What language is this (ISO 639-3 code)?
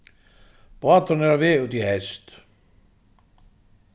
fao